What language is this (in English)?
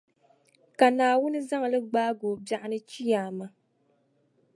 Dagbani